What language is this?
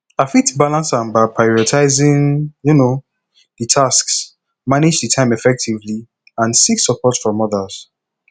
Nigerian Pidgin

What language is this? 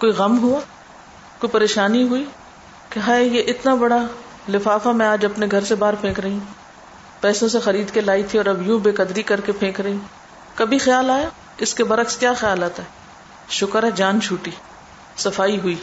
Urdu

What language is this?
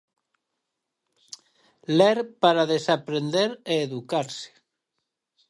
Galician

